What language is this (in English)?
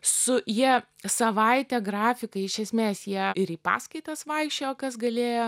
Lithuanian